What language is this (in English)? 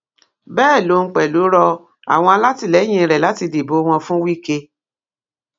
Yoruba